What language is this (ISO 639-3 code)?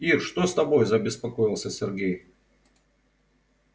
rus